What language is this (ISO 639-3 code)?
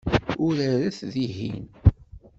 kab